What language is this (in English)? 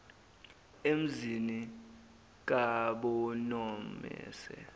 Zulu